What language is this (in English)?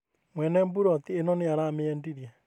Kikuyu